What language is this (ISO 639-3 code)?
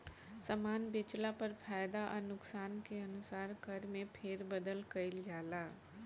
bho